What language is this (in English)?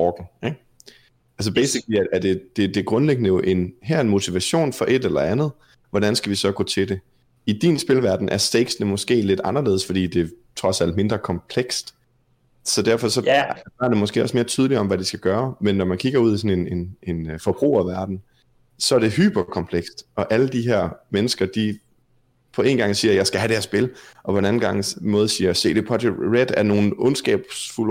Danish